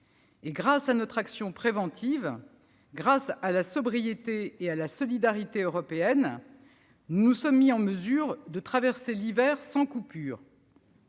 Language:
French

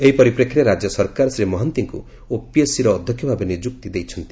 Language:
Odia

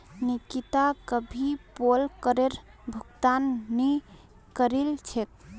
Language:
Magahi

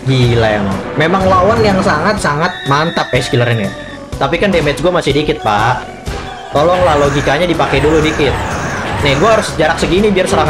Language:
Indonesian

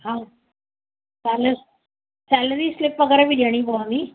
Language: Sindhi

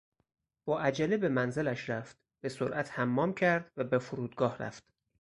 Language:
Persian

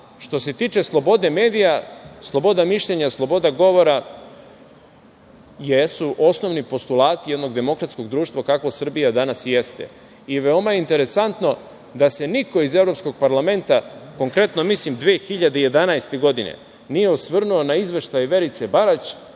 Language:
Serbian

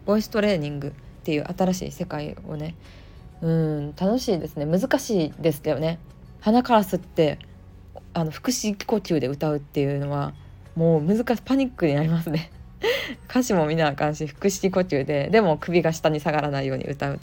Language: Japanese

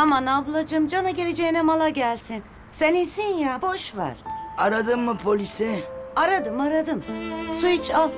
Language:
Turkish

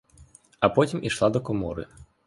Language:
Ukrainian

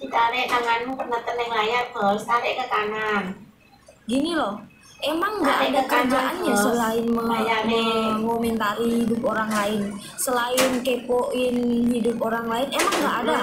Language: Indonesian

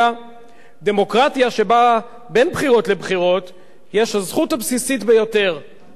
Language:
Hebrew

